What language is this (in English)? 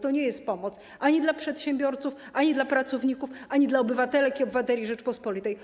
Polish